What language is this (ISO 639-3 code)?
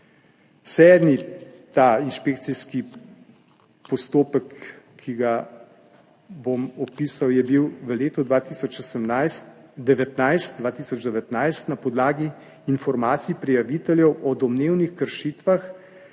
slv